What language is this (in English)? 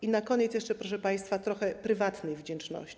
Polish